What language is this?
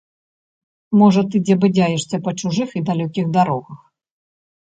Belarusian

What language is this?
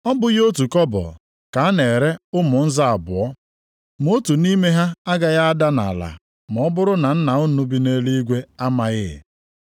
Igbo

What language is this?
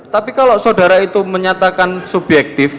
Indonesian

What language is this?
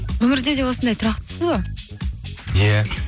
Kazakh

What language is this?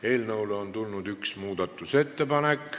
Estonian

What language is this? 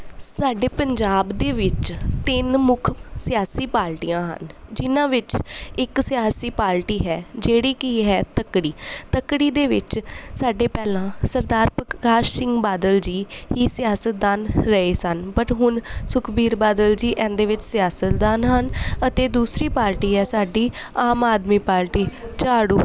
Punjabi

